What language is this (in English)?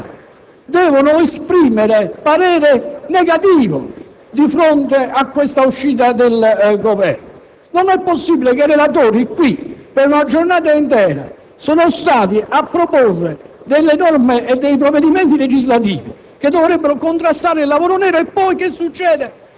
Italian